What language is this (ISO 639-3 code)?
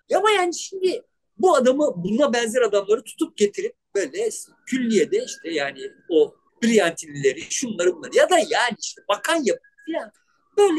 tur